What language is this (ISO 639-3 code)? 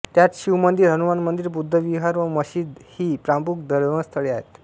mar